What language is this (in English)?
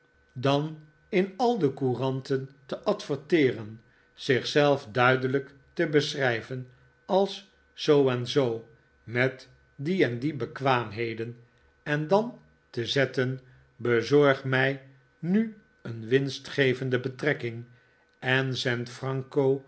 Dutch